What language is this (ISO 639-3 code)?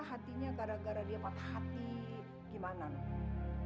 ind